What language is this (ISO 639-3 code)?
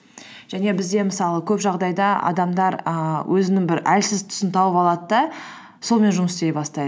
kaz